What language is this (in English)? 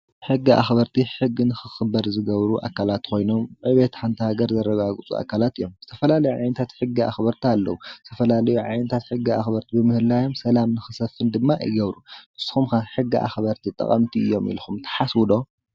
Tigrinya